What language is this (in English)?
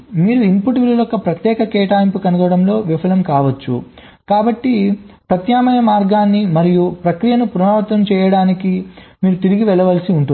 Telugu